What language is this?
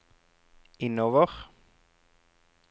Norwegian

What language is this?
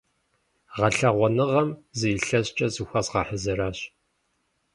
Kabardian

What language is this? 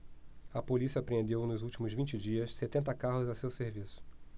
Portuguese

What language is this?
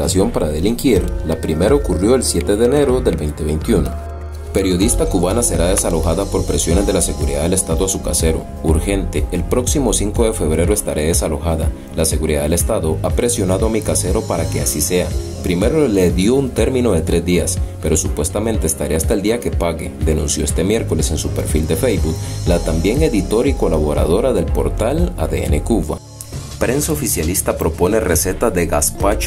Spanish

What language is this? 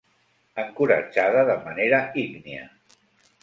Catalan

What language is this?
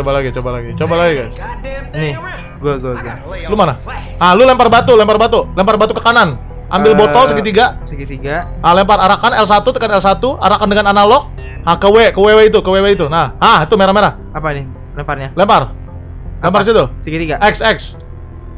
Indonesian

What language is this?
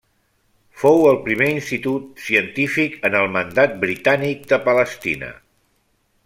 Catalan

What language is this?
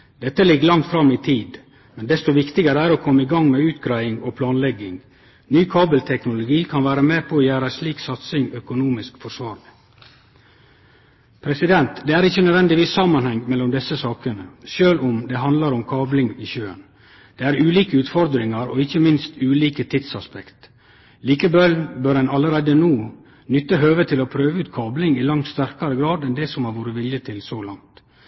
Norwegian Nynorsk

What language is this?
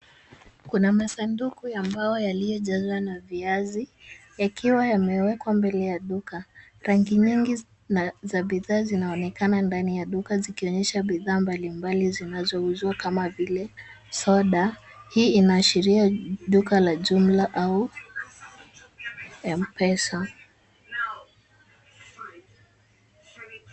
Swahili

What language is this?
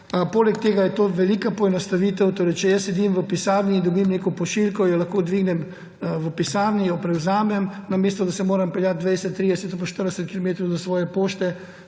Slovenian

